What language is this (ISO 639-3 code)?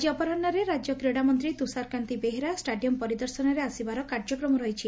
ori